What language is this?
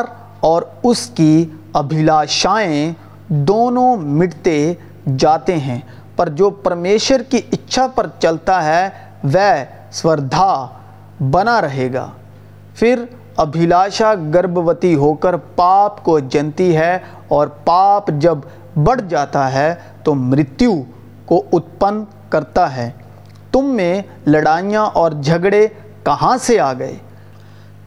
Urdu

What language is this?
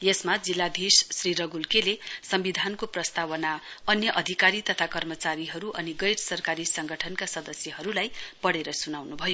Nepali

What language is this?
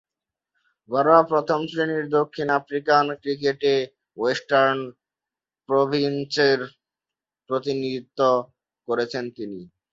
Bangla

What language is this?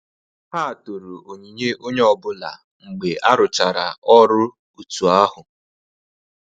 Igbo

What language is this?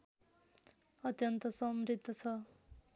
Nepali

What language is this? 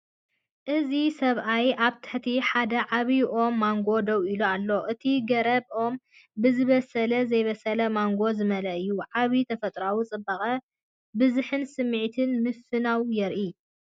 Tigrinya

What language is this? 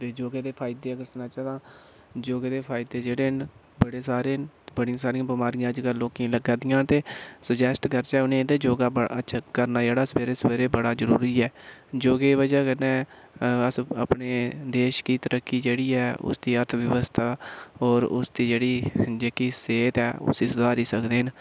Dogri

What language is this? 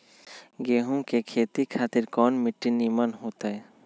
Magahi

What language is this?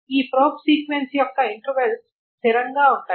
Telugu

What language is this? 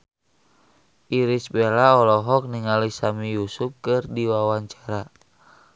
Sundanese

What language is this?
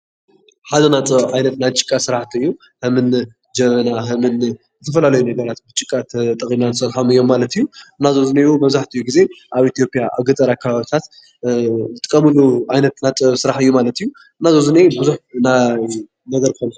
Tigrinya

